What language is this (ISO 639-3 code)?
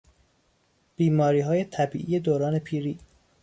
fas